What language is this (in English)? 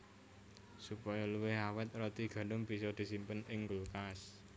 Javanese